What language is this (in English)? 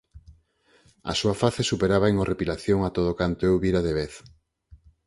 Galician